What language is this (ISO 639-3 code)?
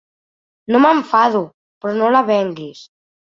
cat